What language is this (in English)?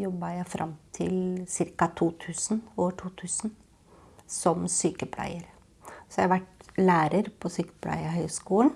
Norwegian